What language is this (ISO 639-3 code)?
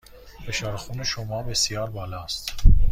fas